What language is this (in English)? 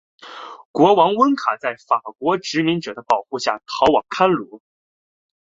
Chinese